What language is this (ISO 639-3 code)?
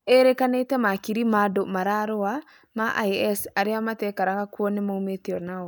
kik